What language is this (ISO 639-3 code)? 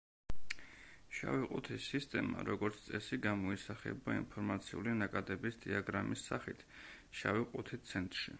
kat